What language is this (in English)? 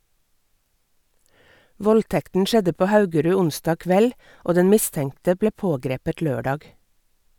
Norwegian